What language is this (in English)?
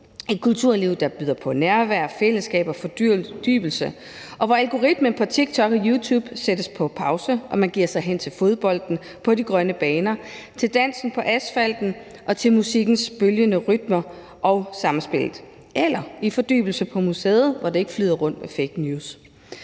Danish